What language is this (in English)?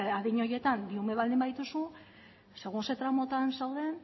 Basque